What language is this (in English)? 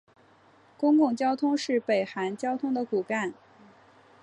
Chinese